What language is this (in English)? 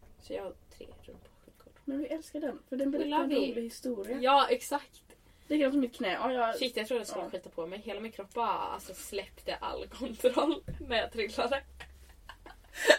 Swedish